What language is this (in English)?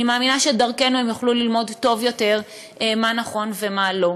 Hebrew